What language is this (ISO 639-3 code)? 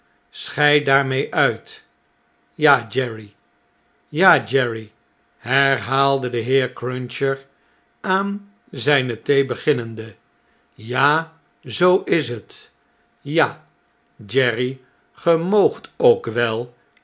nld